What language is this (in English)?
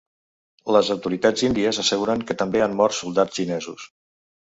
Catalan